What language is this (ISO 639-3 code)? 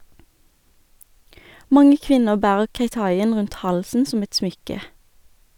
nor